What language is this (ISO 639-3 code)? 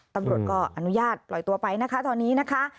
tha